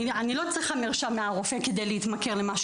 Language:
Hebrew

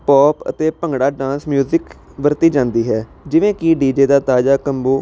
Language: Punjabi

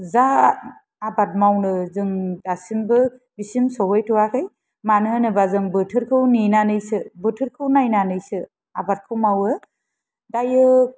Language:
Bodo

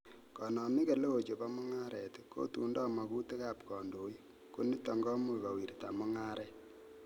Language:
Kalenjin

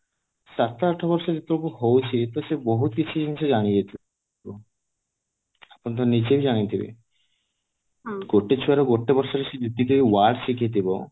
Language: Odia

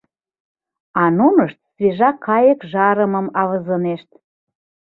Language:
Mari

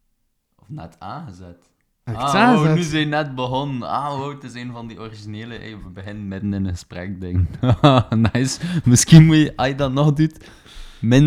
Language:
Dutch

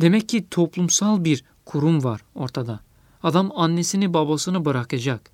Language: Turkish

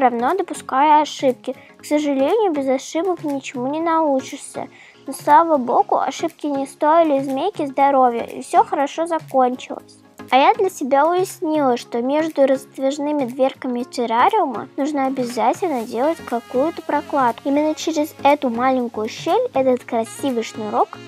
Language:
Russian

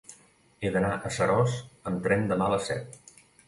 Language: Catalan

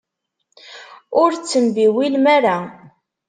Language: Kabyle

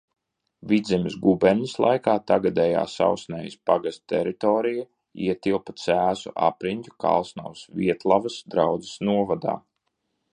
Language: Latvian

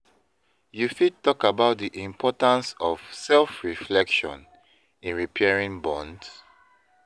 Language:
Nigerian Pidgin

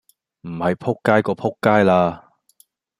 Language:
Cantonese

